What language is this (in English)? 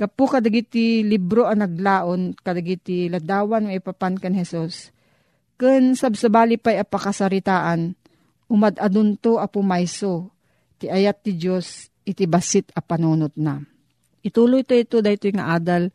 Filipino